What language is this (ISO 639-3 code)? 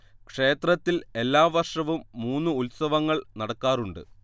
mal